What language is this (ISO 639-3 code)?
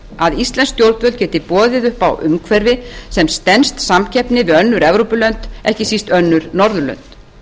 isl